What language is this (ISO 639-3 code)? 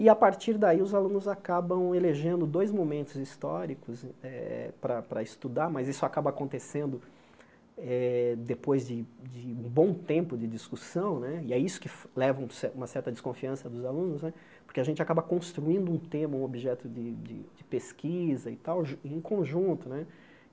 por